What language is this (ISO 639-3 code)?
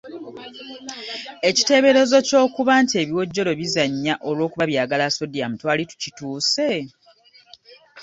lug